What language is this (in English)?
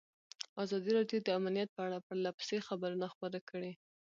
Pashto